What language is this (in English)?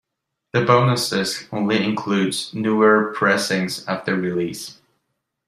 English